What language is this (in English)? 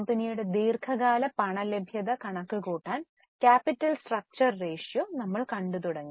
Malayalam